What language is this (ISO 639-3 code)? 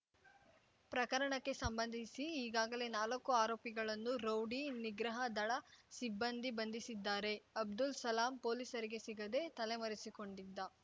kan